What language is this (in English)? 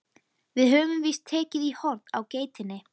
Icelandic